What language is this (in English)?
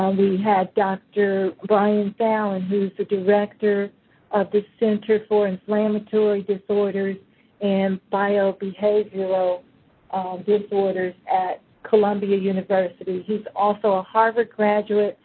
English